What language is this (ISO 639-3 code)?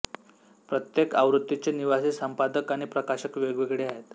mar